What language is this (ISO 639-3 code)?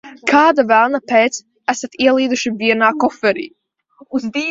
lav